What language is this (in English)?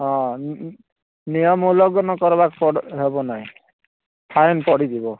Odia